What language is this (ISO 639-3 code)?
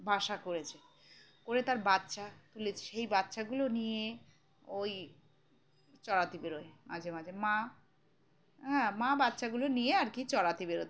ben